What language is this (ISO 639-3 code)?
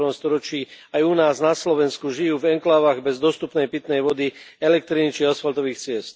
slk